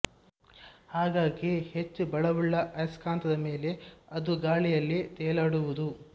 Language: Kannada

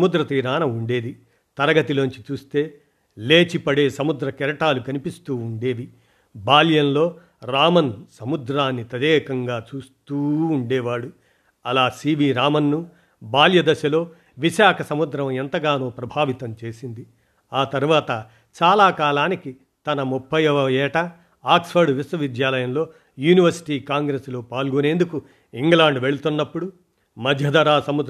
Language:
Telugu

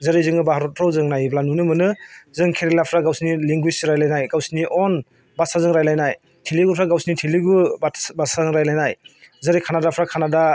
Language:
Bodo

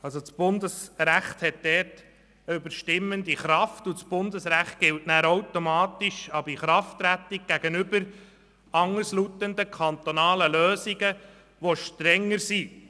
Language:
Swiss German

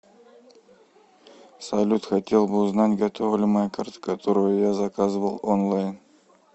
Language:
Russian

